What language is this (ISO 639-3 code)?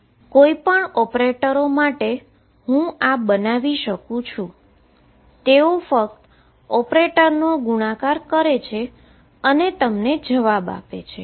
guj